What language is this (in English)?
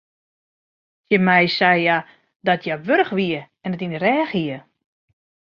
Western Frisian